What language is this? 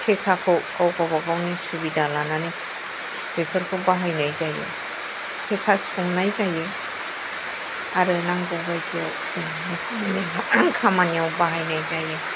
Bodo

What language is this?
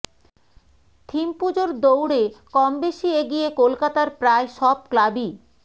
Bangla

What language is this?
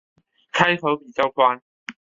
Chinese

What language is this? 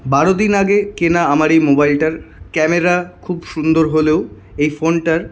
Bangla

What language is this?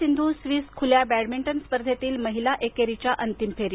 Marathi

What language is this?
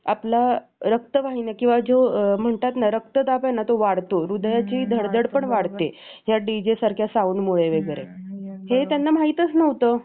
Marathi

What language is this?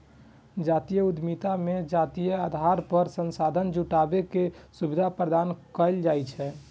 Maithili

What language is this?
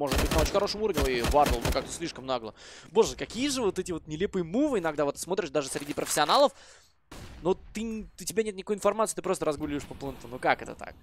Russian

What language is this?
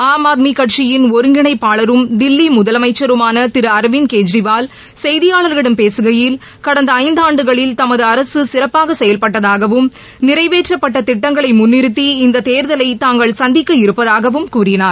Tamil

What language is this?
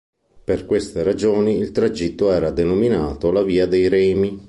Italian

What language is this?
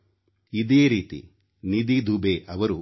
Kannada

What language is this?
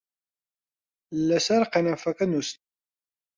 Central Kurdish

